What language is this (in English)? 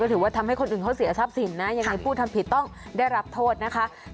Thai